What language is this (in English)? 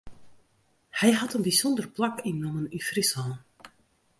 Western Frisian